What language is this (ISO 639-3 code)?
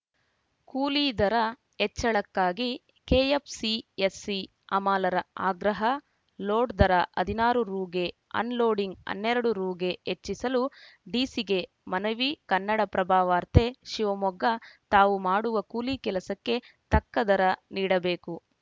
kan